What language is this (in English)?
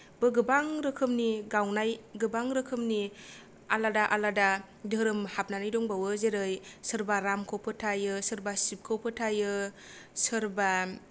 Bodo